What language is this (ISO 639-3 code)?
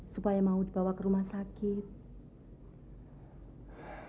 ind